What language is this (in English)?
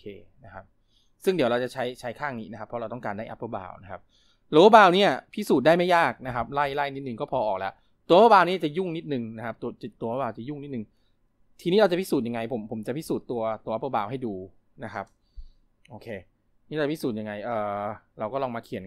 Thai